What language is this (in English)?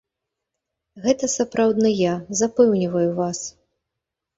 Belarusian